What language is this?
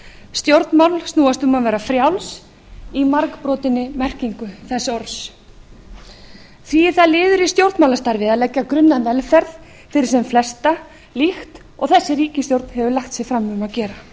Icelandic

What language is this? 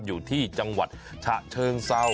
Thai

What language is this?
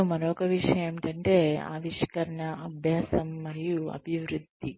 Telugu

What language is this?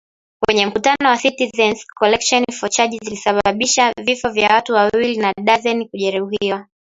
Swahili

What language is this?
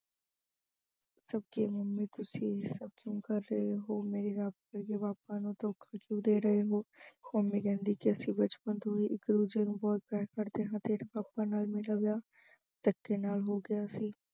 Punjabi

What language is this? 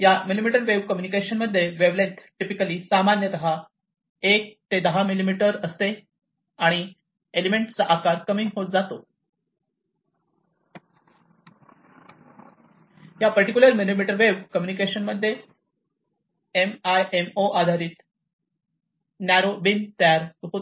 Marathi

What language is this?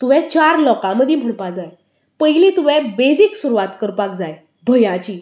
Konkani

